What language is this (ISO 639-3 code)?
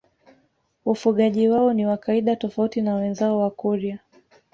swa